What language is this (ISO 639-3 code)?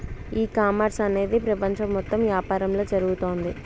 tel